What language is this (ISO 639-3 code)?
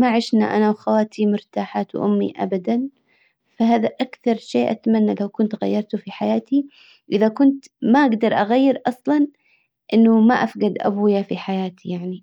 acw